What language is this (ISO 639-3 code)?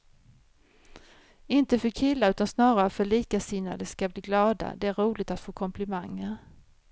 swe